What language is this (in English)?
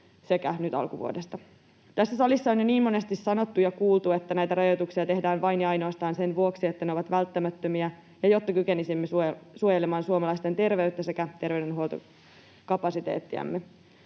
Finnish